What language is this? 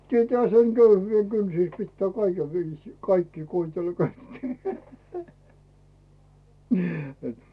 Finnish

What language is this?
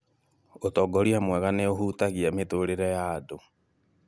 Kikuyu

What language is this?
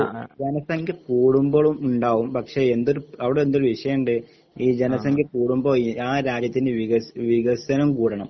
Malayalam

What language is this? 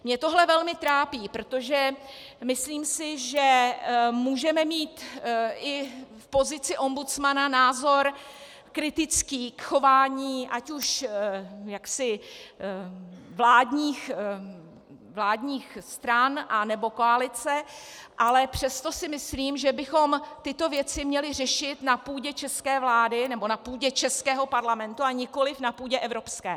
Czech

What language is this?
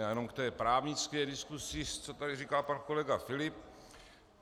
Czech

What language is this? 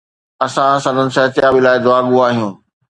Sindhi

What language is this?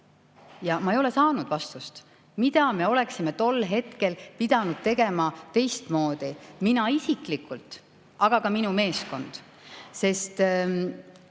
Estonian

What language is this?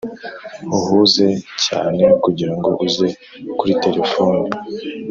Kinyarwanda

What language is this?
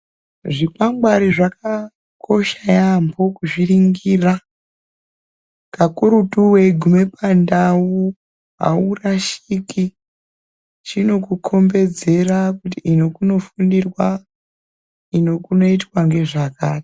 Ndau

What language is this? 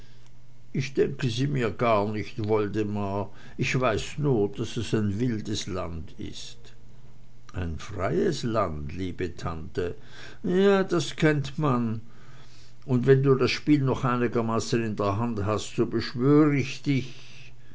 German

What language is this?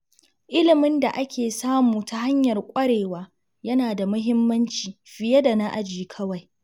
Hausa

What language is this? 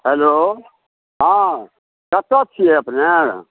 Maithili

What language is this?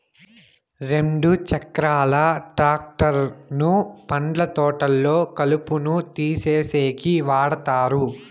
Telugu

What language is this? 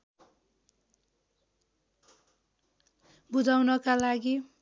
Nepali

